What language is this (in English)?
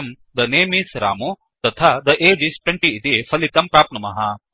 Sanskrit